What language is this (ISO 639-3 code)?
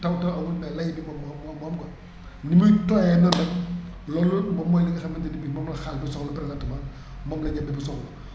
wol